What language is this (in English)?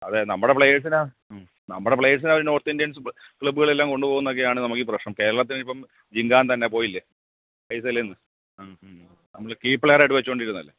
Malayalam